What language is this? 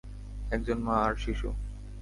Bangla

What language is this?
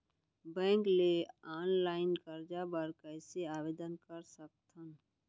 Chhattisgarhi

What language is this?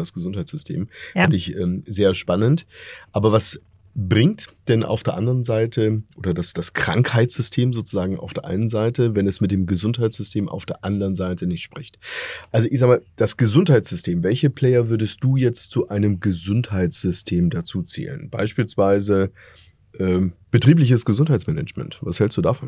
German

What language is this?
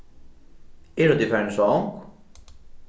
Faroese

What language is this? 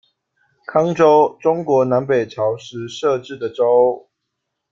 Chinese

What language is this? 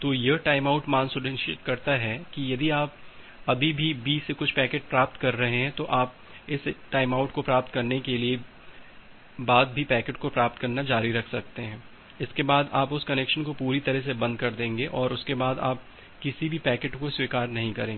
Hindi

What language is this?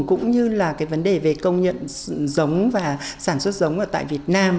Vietnamese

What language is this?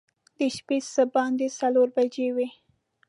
Pashto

